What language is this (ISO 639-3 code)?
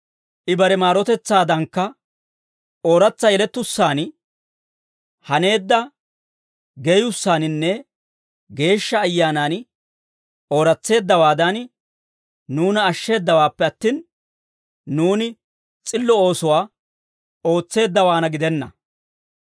dwr